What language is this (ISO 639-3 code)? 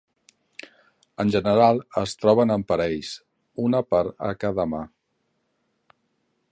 cat